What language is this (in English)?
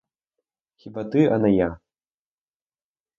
Ukrainian